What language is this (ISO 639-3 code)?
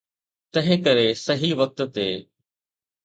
snd